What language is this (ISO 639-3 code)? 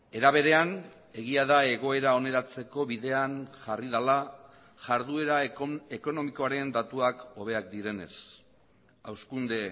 eus